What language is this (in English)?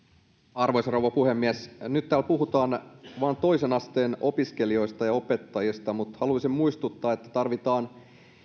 Finnish